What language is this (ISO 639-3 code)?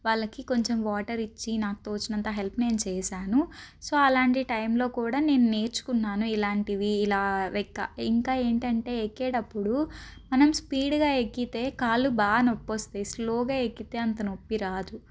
tel